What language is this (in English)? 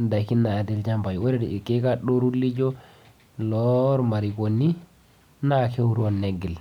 Masai